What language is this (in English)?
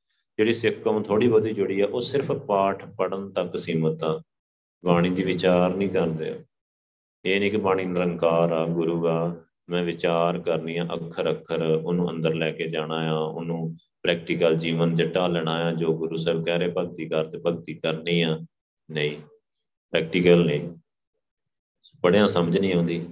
Punjabi